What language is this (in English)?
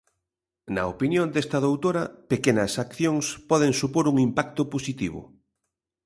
Galician